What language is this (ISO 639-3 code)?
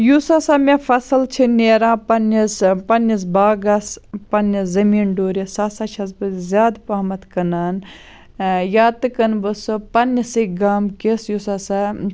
kas